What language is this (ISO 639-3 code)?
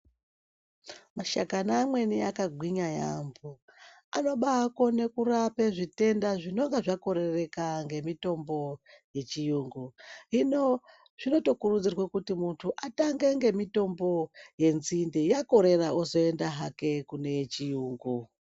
ndc